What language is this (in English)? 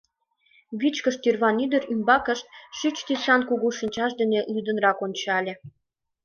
Mari